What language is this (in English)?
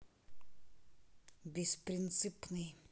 Russian